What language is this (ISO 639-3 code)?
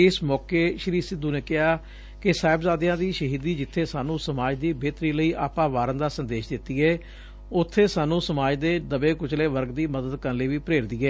pan